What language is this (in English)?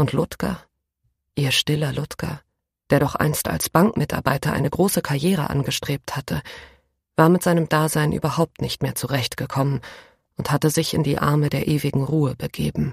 German